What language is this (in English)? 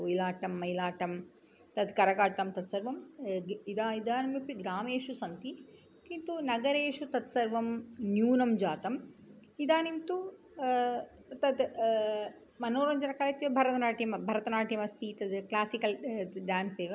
Sanskrit